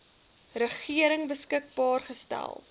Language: Afrikaans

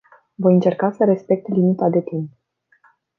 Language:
Romanian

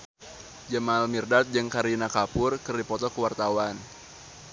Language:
Sundanese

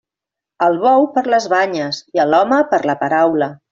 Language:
Catalan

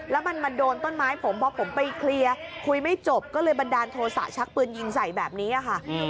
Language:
Thai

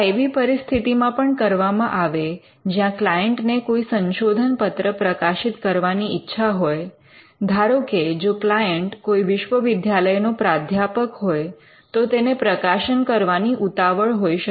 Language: Gujarati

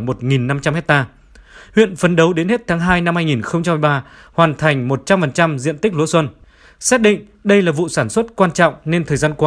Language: Vietnamese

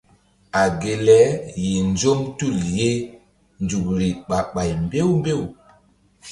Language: Mbum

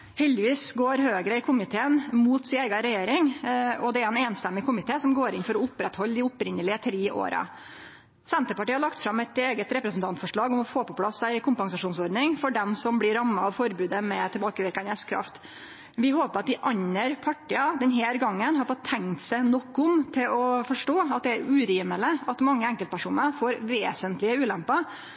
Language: Norwegian Nynorsk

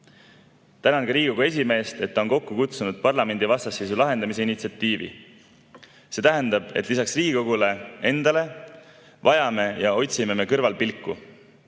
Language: Estonian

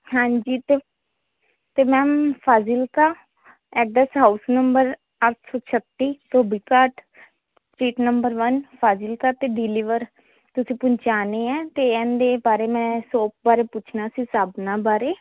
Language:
Punjabi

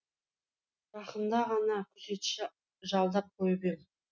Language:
Kazakh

